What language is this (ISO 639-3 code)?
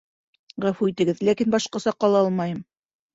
bak